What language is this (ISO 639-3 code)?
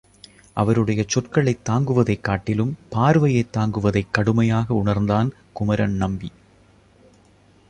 tam